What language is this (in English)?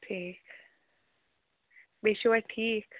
Kashmiri